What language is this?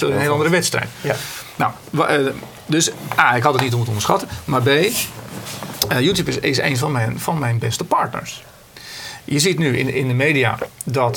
Dutch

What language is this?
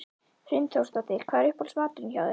Icelandic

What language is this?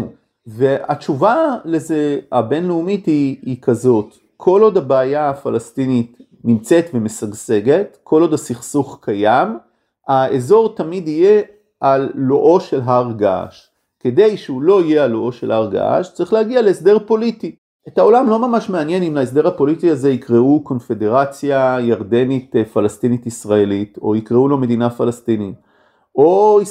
Hebrew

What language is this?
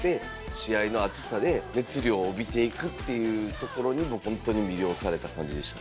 Japanese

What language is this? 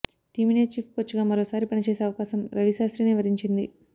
Telugu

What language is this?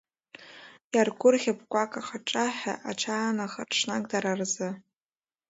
Abkhazian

